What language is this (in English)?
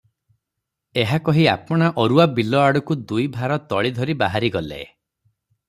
Odia